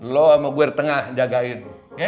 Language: Indonesian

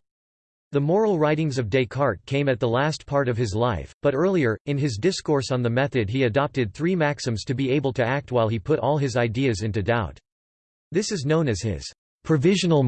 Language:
English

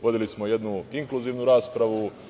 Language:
Serbian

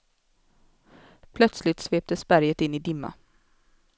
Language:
Swedish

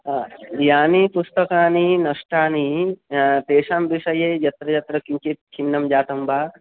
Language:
Sanskrit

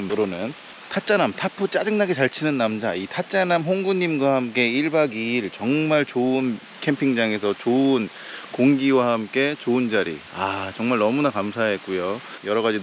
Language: Korean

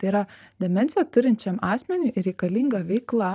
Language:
Lithuanian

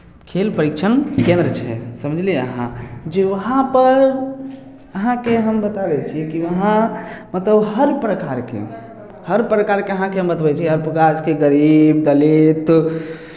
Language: Maithili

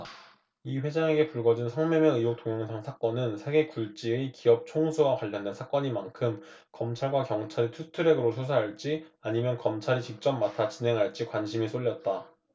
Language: Korean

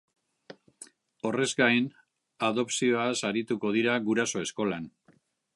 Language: Basque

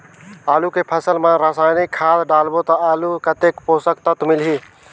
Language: Chhattisgarhi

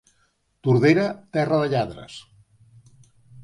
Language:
Catalan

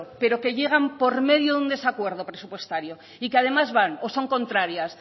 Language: Spanish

